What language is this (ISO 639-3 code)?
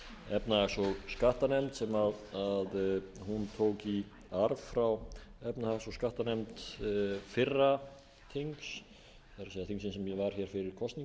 isl